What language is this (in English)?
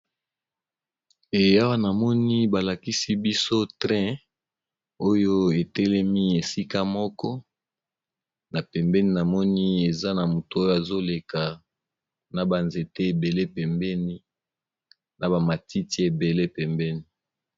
Lingala